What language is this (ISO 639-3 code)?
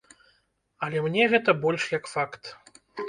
bel